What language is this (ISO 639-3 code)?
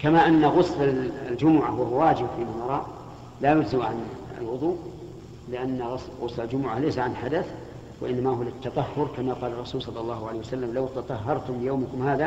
ara